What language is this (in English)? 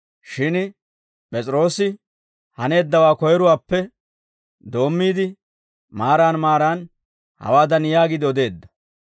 Dawro